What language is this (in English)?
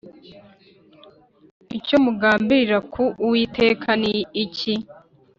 Kinyarwanda